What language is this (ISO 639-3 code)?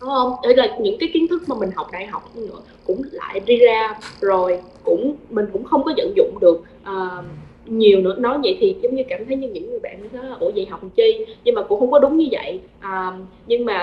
vie